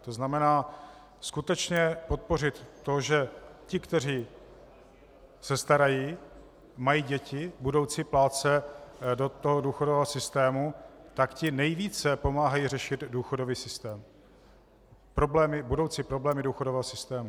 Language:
Czech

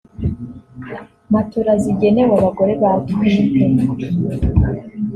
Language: Kinyarwanda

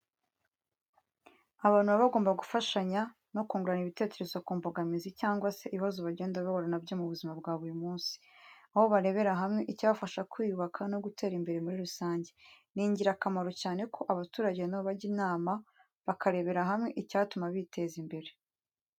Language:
Kinyarwanda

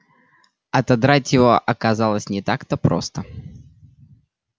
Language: Russian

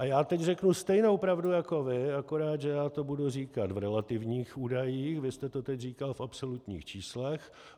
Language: Czech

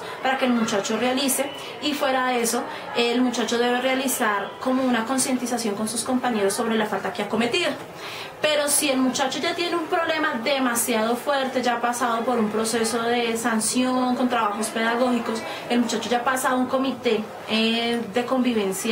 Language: Spanish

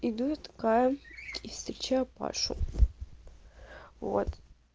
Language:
Russian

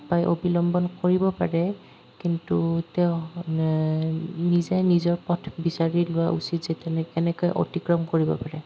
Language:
Assamese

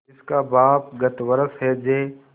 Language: Hindi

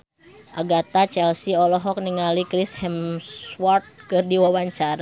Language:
Sundanese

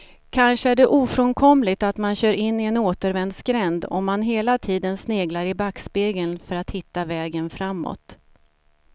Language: Swedish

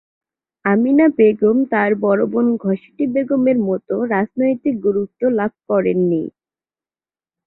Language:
Bangla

